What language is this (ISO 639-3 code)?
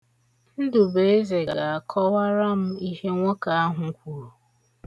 ibo